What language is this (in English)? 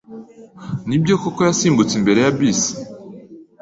Kinyarwanda